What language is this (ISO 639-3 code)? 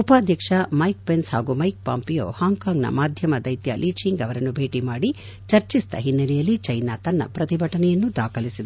kan